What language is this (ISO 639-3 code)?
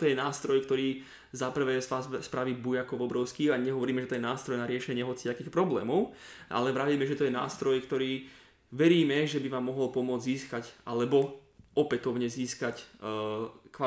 slk